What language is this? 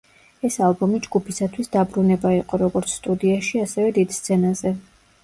Georgian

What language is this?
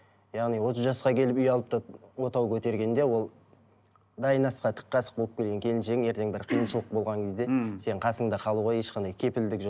Kazakh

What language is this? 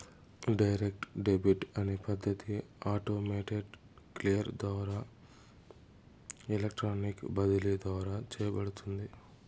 Telugu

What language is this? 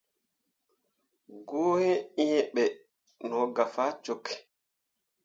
Mundang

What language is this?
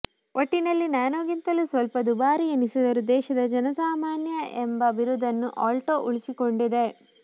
Kannada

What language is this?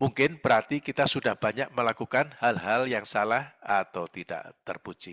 Indonesian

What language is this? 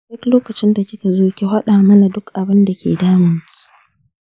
Hausa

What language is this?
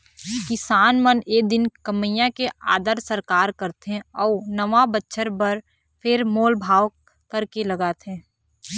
Chhattisgarhi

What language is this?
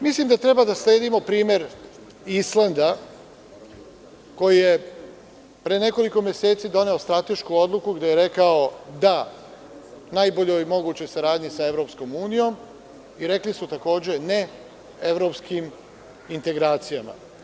Serbian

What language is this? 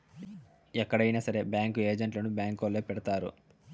Telugu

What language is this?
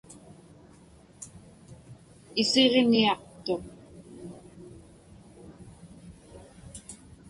Inupiaq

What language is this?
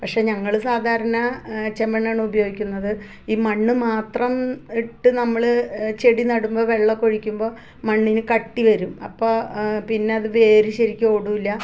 Malayalam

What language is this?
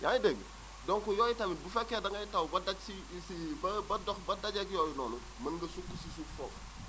Wolof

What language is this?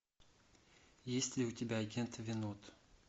Russian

